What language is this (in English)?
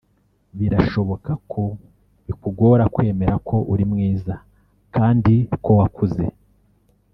Kinyarwanda